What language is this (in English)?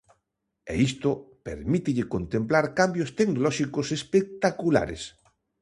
Galician